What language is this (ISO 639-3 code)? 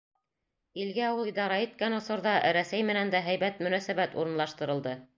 bak